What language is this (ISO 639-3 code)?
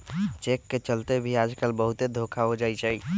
mag